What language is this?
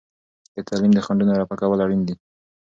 Pashto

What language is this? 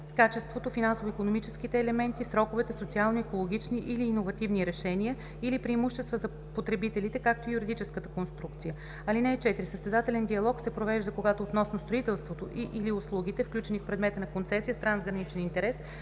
Bulgarian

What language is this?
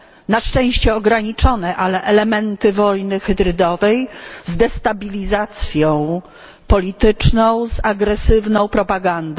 Polish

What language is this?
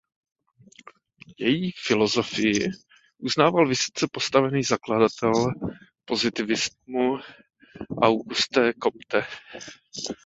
Czech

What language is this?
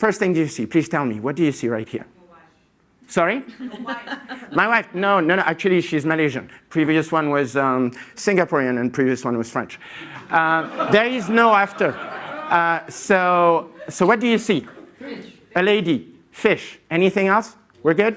English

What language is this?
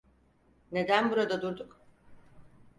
Turkish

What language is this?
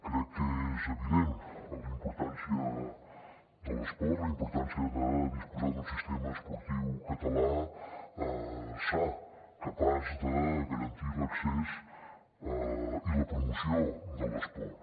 Catalan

